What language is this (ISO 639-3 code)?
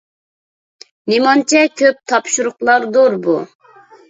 uig